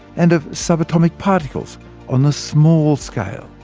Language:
English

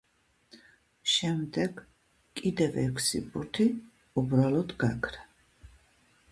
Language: Georgian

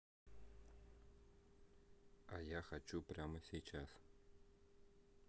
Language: Russian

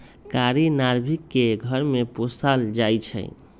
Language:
Magahi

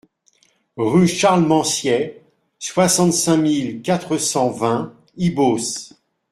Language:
French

